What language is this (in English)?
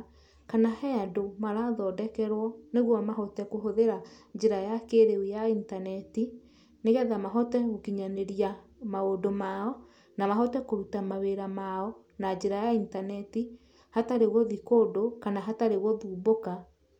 Kikuyu